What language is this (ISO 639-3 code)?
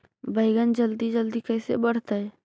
mag